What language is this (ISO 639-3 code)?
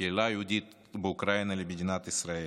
heb